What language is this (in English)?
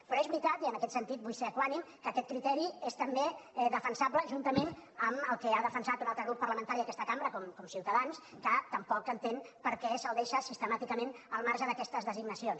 Catalan